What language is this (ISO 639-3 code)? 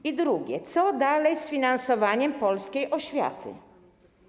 pol